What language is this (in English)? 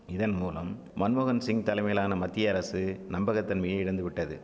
Tamil